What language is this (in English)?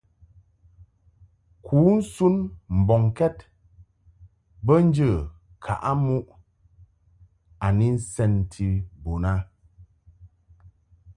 Mungaka